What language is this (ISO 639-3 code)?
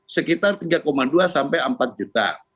ind